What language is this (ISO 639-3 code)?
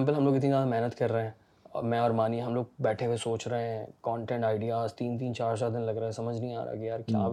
urd